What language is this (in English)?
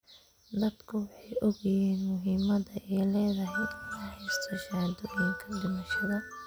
Somali